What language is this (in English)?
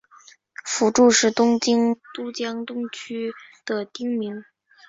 Chinese